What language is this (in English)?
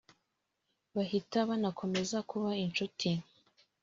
Kinyarwanda